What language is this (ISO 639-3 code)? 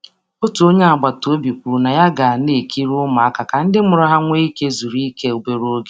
ibo